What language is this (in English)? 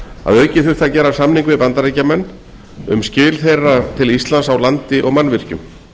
Icelandic